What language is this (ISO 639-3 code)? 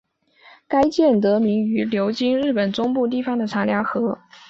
zho